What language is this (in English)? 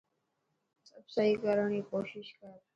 Dhatki